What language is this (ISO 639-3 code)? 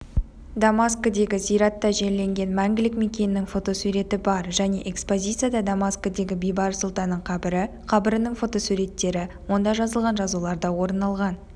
kaz